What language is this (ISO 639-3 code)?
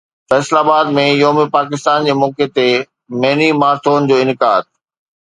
snd